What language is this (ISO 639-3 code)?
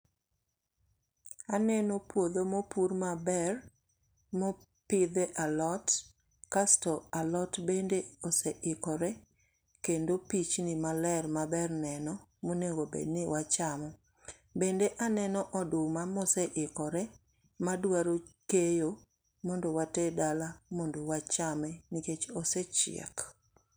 luo